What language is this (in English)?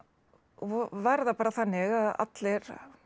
Icelandic